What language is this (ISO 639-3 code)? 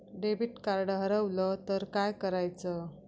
mar